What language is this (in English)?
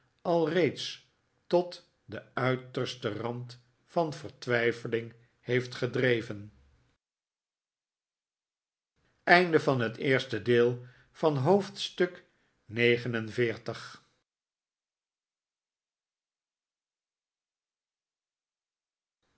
Dutch